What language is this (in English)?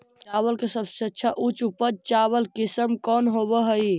Magahi